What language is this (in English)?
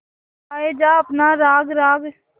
Hindi